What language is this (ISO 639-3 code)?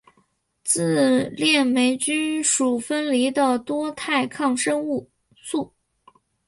zho